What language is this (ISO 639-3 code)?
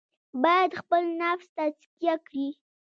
pus